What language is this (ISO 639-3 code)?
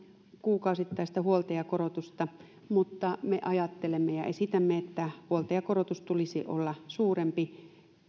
fin